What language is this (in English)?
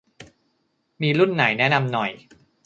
Thai